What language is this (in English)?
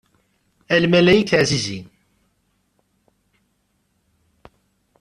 Kabyle